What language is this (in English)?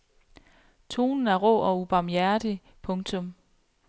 Danish